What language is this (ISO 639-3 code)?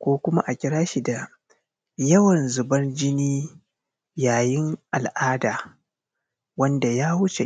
hau